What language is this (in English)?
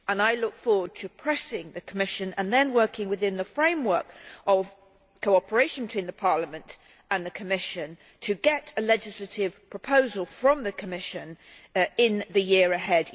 English